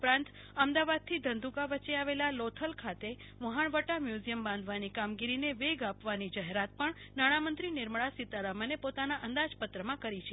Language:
Gujarati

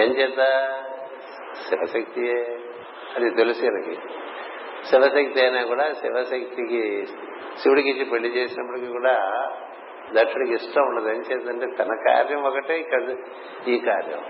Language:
Telugu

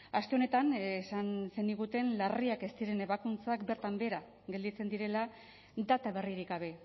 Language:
Basque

